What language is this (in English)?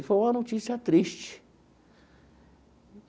Portuguese